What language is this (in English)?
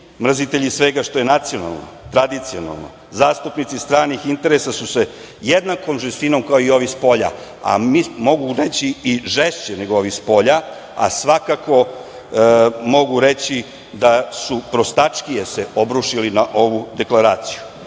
Serbian